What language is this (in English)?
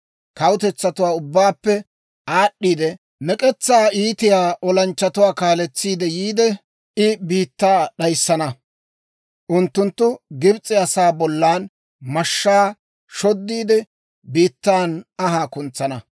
Dawro